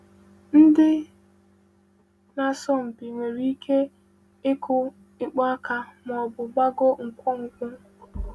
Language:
Igbo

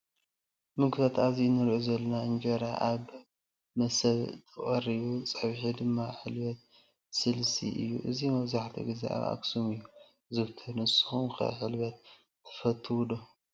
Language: Tigrinya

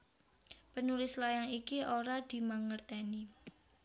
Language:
Javanese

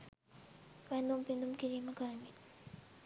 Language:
Sinhala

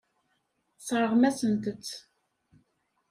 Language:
Kabyle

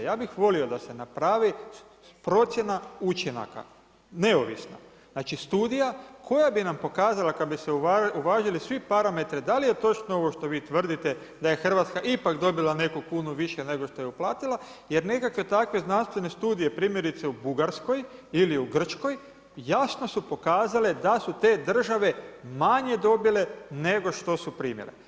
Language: Croatian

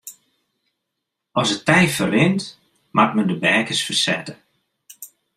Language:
Western Frisian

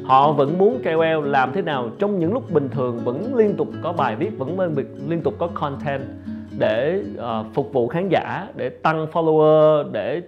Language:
Vietnamese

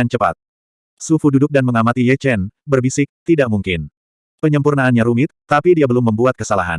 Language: Indonesian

